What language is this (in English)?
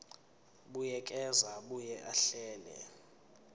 Zulu